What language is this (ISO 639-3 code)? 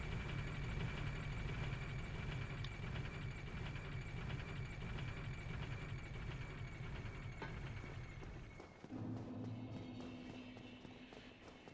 por